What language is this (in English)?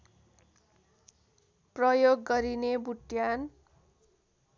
Nepali